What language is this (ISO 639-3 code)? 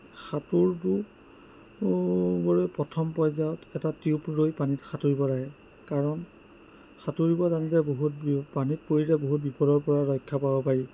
asm